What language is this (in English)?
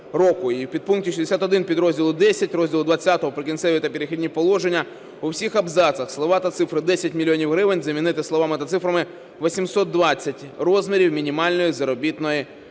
Ukrainian